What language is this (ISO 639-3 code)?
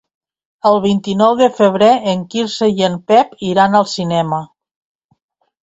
cat